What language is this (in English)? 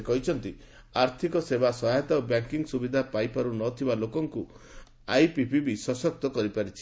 Odia